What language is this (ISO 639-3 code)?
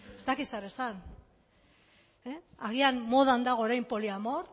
eus